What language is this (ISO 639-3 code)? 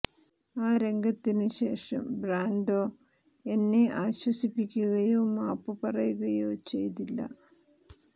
mal